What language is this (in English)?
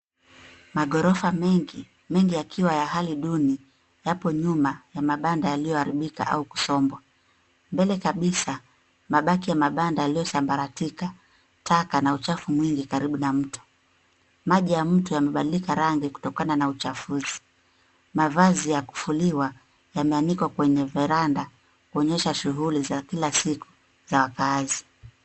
Swahili